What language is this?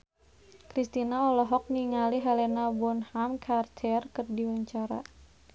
Sundanese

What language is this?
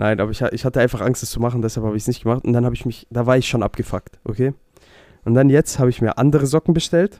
German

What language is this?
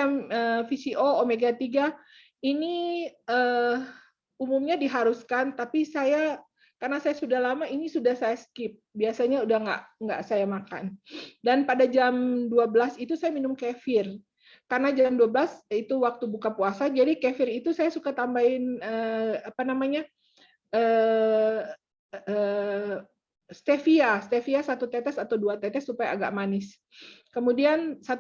Indonesian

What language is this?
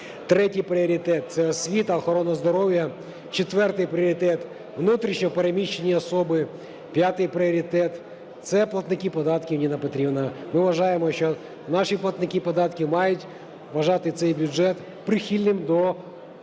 Ukrainian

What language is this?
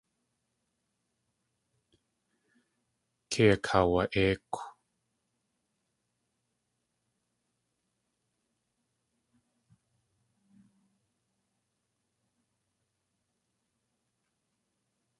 Tlingit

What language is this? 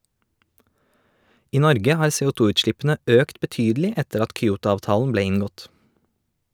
Norwegian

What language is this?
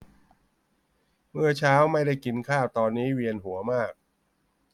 Thai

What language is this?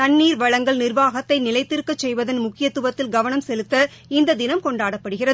Tamil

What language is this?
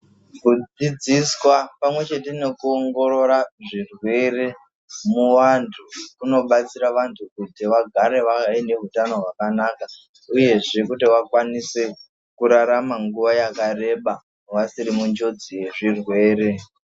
Ndau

